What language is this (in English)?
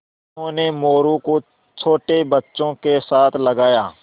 Hindi